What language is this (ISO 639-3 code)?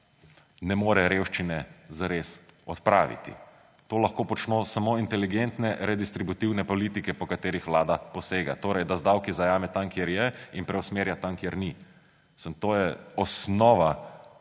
slv